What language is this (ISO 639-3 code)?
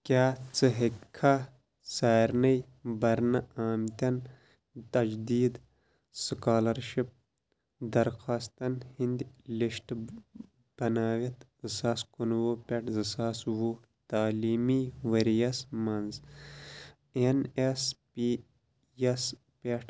kas